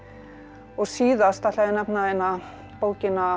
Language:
Icelandic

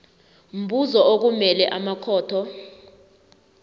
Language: South Ndebele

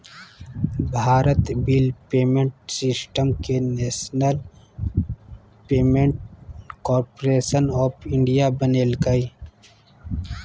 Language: Magahi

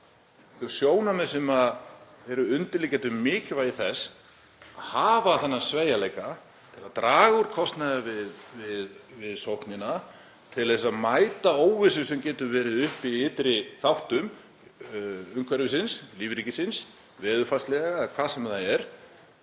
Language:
Icelandic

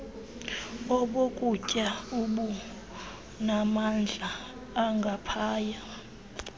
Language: Xhosa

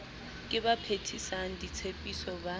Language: Southern Sotho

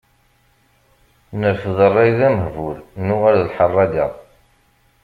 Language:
Kabyle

